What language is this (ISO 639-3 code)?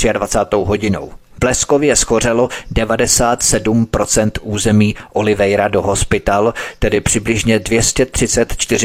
ces